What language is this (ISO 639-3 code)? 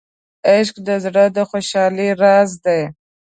pus